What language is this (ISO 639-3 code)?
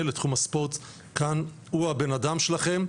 heb